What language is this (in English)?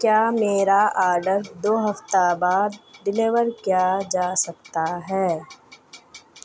Urdu